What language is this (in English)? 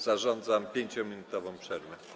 Polish